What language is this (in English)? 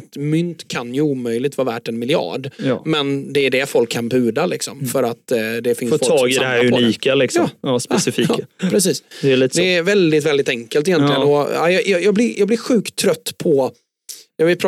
Swedish